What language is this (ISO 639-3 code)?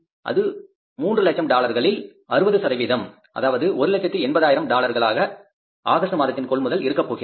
tam